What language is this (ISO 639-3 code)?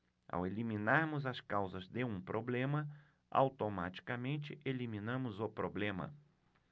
por